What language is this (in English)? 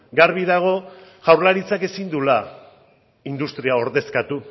Basque